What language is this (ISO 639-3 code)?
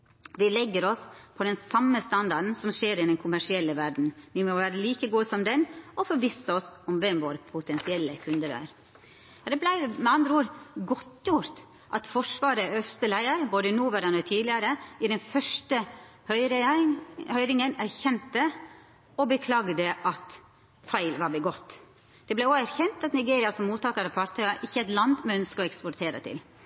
nno